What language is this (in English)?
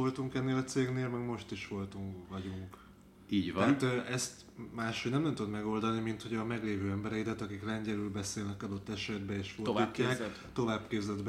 Hungarian